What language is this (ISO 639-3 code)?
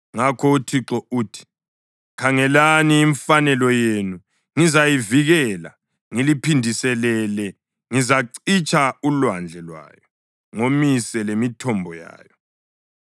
nde